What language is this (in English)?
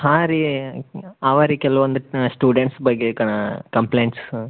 Kannada